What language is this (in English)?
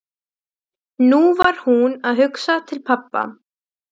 Icelandic